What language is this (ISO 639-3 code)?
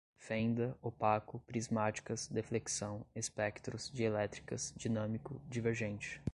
por